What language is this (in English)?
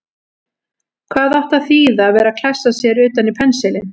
Icelandic